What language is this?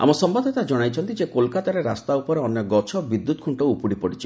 Odia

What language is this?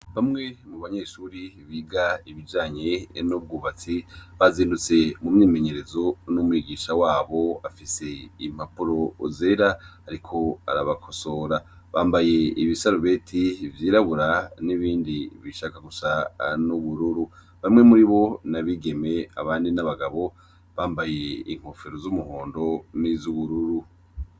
Rundi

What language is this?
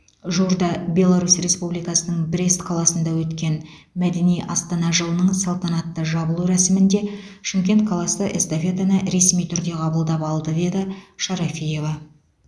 Kazakh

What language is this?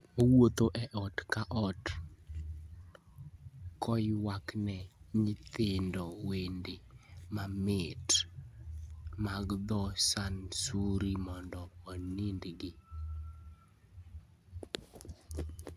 Luo (Kenya and Tanzania)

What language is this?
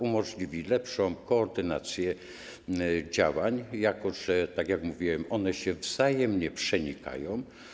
Polish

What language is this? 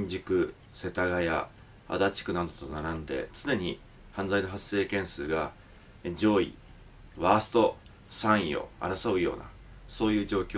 Japanese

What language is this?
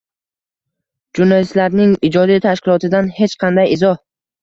Uzbek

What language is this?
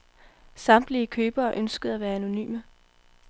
Danish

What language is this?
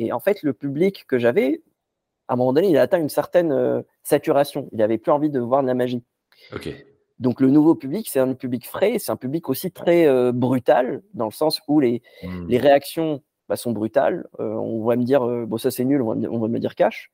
French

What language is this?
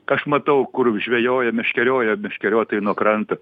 Lithuanian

